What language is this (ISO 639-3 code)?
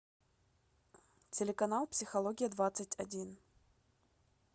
rus